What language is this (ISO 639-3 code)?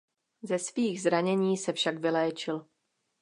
ces